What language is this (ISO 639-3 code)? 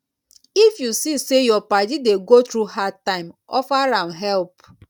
pcm